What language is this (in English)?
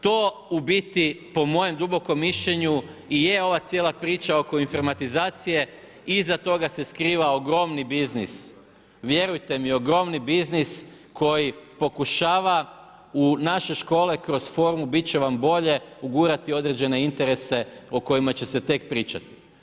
Croatian